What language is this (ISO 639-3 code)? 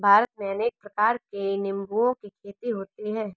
hin